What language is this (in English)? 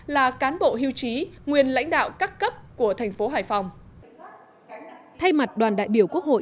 Vietnamese